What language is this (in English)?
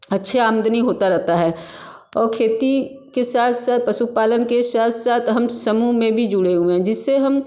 Hindi